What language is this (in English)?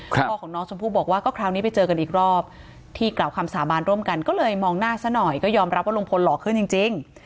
Thai